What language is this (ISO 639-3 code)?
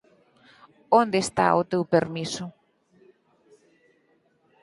glg